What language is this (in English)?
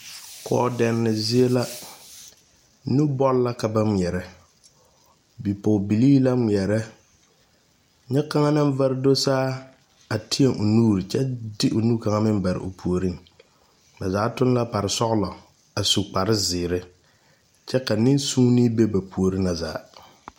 Southern Dagaare